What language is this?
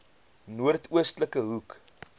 Afrikaans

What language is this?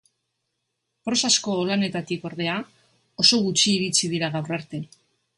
Basque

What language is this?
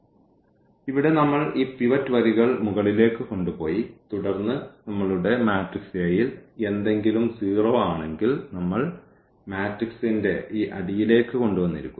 Malayalam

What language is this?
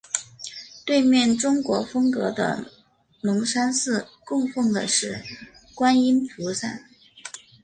Chinese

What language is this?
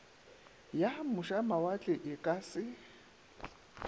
Northern Sotho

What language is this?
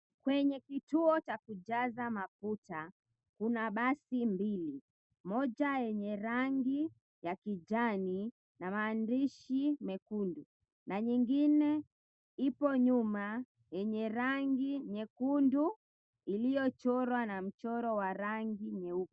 Swahili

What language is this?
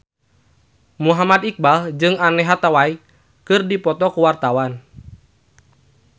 Sundanese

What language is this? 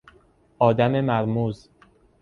Persian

